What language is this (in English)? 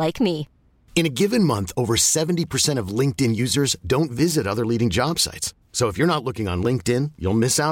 Filipino